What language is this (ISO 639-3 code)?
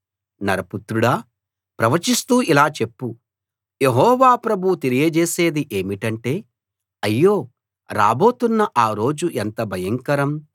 tel